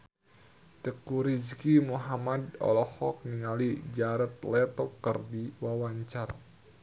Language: Sundanese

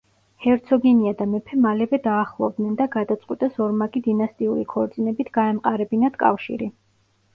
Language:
Georgian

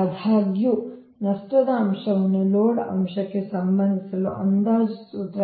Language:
Kannada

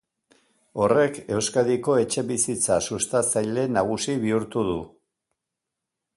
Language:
Basque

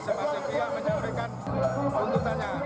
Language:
Indonesian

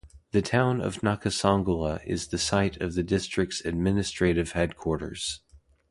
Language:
English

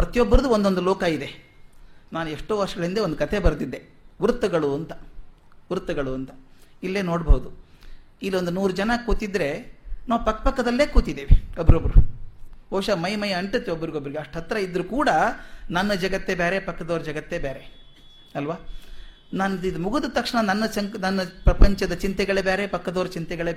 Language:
Kannada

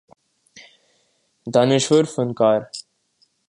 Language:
Urdu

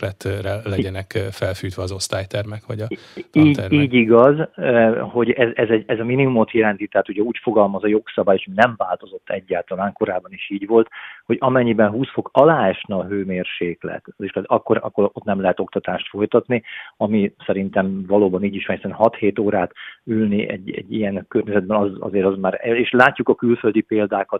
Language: Hungarian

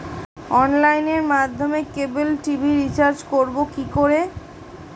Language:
Bangla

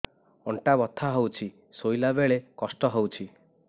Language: Odia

